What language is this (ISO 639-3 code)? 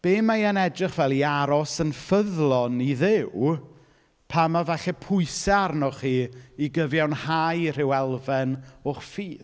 cym